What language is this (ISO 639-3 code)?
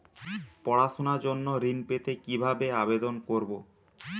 ben